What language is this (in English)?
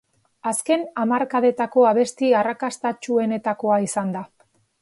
Basque